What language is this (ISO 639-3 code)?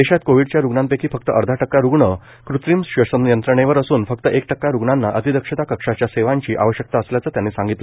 mar